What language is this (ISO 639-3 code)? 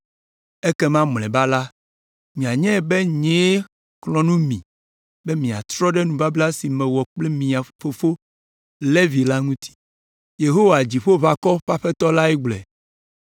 ewe